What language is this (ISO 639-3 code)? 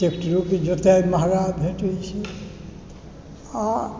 mai